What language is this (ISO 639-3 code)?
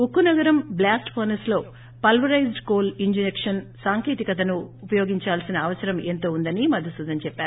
tel